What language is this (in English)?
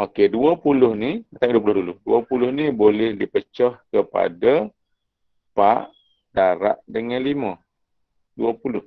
Malay